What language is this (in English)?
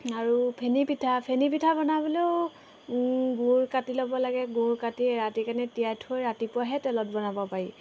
Assamese